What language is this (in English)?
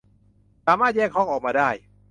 Thai